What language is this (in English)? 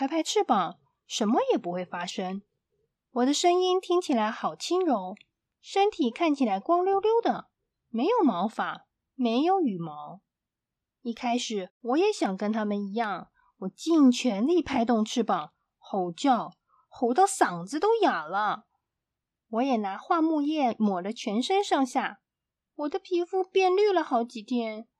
Chinese